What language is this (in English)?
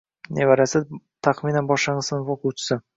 Uzbek